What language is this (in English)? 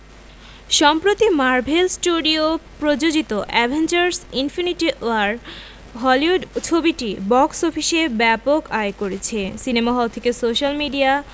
Bangla